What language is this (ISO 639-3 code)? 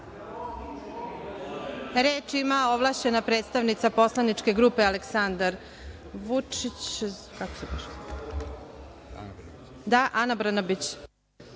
srp